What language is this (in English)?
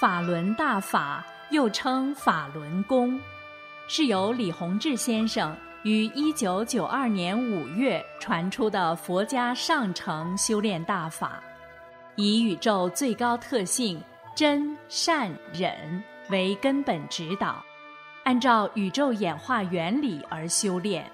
Chinese